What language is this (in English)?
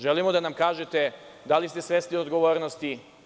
Serbian